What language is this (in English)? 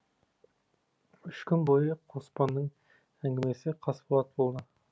Kazakh